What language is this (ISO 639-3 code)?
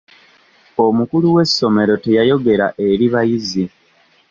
lug